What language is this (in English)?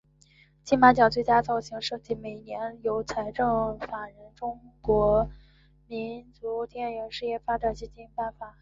Chinese